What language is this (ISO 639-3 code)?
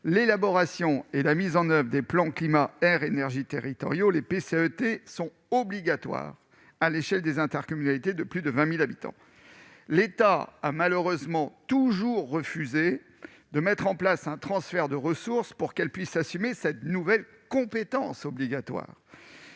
fra